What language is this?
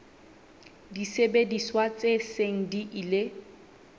Southern Sotho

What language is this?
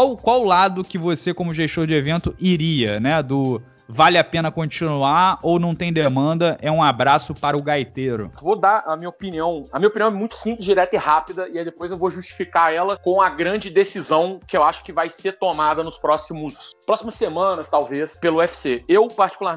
Portuguese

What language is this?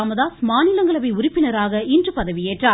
Tamil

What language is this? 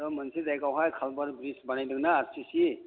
Bodo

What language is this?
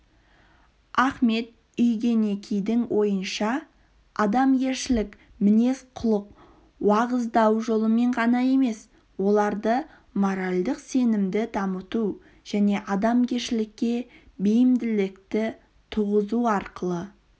Kazakh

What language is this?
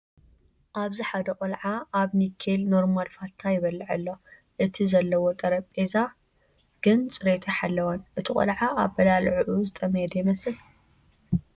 Tigrinya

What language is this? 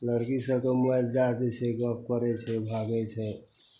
Maithili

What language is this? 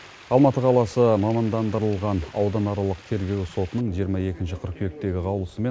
Kazakh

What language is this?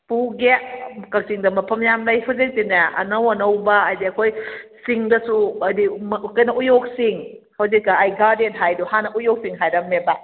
Manipuri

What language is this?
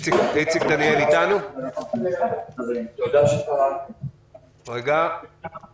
Hebrew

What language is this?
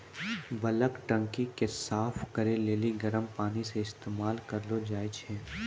Maithili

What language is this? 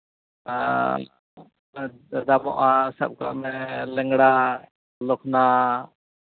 Santali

